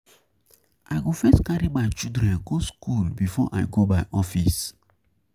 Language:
Nigerian Pidgin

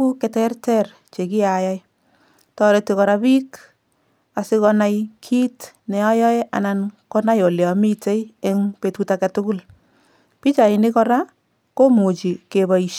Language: Kalenjin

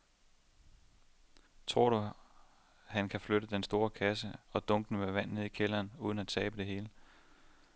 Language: Danish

